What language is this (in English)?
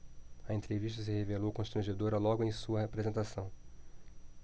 Portuguese